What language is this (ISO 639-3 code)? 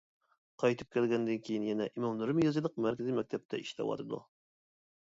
uig